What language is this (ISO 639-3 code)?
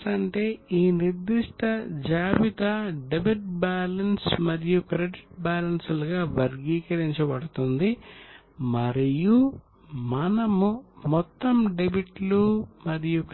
tel